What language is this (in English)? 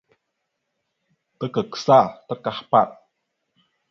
Mada (Cameroon)